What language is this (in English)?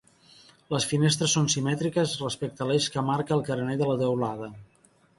Catalan